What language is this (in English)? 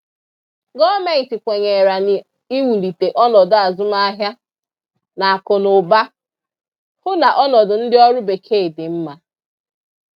Igbo